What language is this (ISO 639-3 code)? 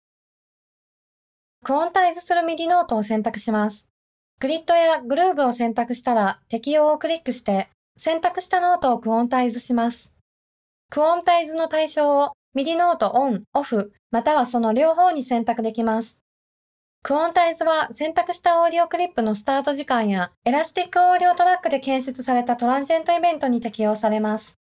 jpn